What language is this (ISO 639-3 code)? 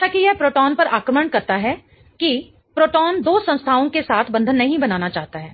hin